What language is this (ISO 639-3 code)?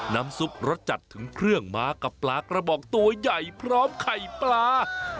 tha